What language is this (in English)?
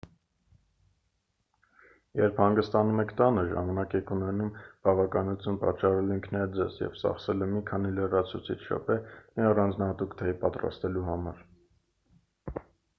Armenian